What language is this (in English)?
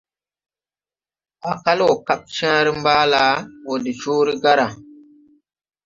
Tupuri